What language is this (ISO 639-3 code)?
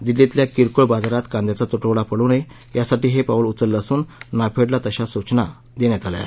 mar